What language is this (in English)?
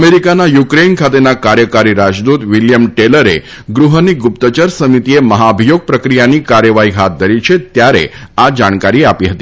Gujarati